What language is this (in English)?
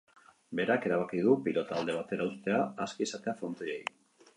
Basque